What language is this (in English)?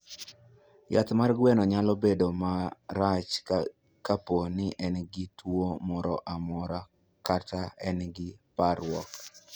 Luo (Kenya and Tanzania)